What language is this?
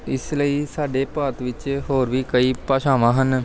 Punjabi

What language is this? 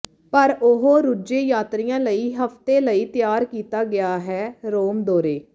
Punjabi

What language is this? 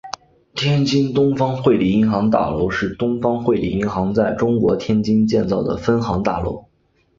Chinese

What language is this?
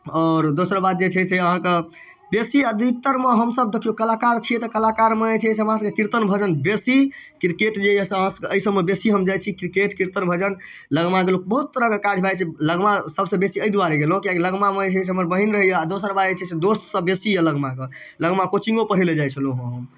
Maithili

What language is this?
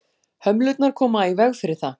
Icelandic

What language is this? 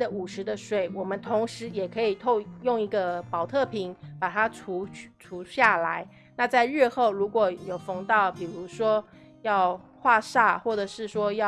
Chinese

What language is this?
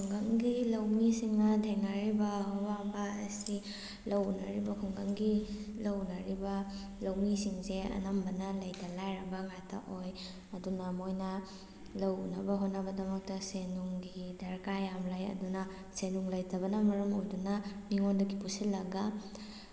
Manipuri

